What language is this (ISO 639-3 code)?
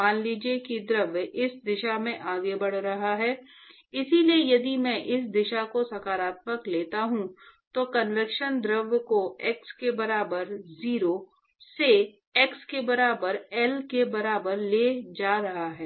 hin